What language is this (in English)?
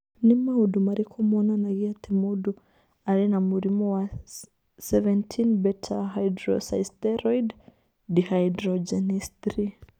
Kikuyu